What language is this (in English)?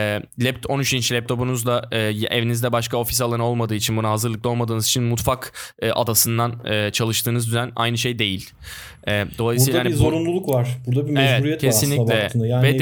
Turkish